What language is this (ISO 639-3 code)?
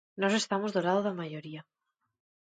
glg